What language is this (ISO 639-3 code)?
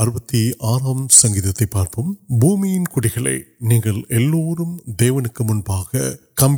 urd